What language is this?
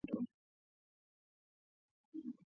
Swahili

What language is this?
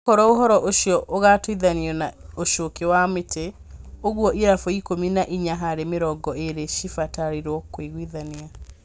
Kikuyu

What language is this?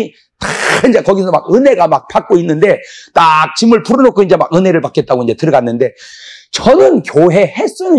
Korean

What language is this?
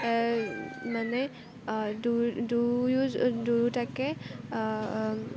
Assamese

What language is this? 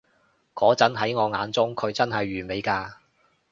Cantonese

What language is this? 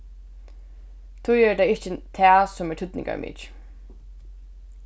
Faroese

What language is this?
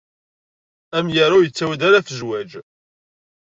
Kabyle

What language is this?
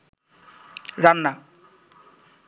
Bangla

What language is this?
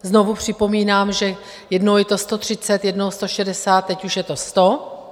Czech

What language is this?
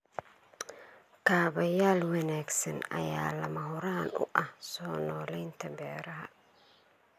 Somali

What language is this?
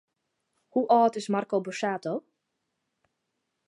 Western Frisian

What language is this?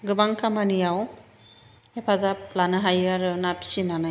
Bodo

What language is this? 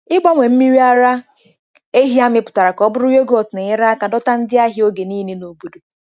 Igbo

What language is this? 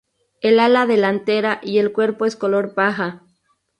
Spanish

